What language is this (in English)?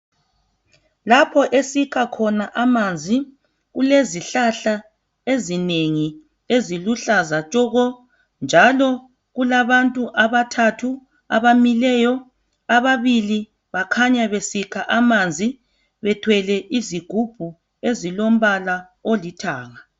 North Ndebele